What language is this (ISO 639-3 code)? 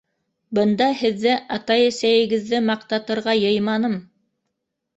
bak